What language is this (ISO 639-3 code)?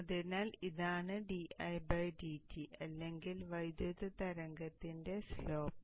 mal